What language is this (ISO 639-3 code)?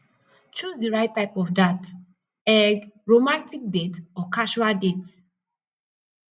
pcm